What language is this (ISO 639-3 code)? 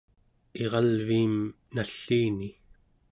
esu